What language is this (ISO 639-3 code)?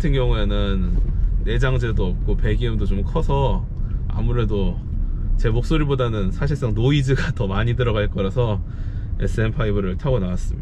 kor